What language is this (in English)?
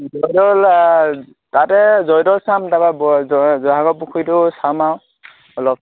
Assamese